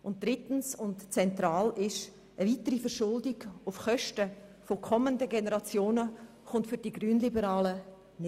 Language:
Swiss German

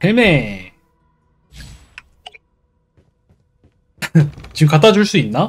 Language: Korean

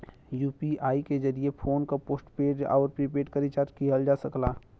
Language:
Bhojpuri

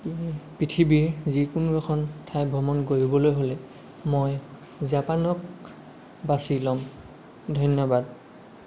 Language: Assamese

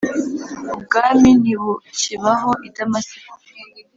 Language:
Kinyarwanda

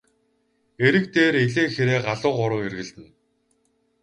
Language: Mongolian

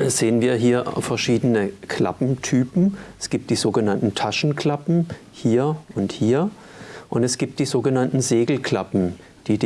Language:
German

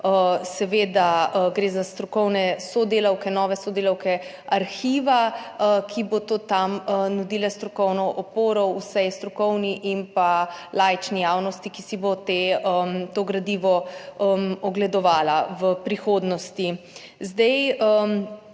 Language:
Slovenian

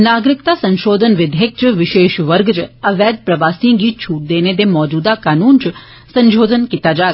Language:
Dogri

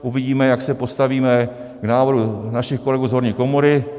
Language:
Czech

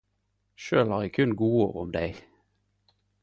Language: Norwegian Nynorsk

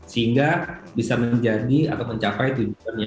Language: Indonesian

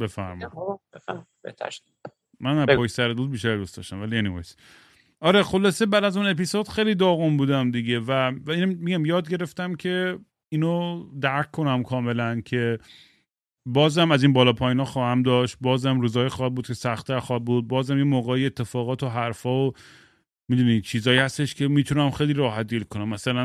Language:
Persian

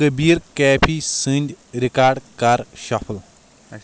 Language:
Kashmiri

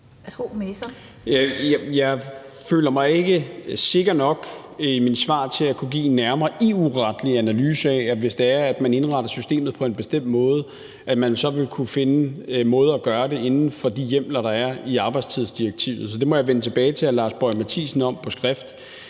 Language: Danish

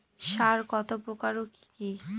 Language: Bangla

